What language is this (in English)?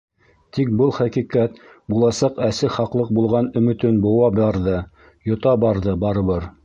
Bashkir